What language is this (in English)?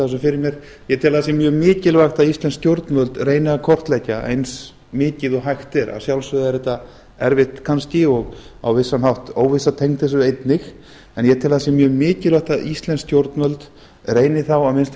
Icelandic